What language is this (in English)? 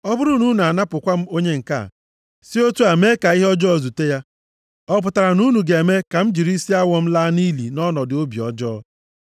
Igbo